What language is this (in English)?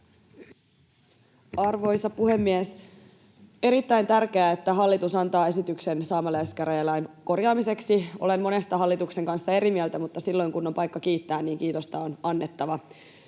Finnish